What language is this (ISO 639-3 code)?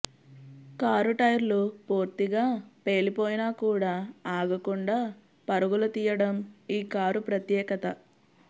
tel